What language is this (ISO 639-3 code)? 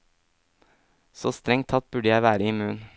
nor